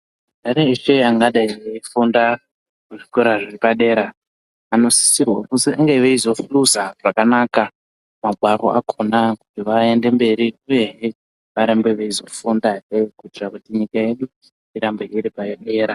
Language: Ndau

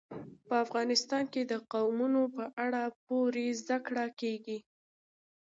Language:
Pashto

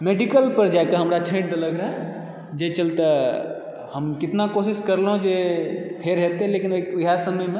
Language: Maithili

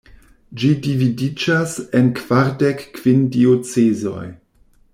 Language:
Esperanto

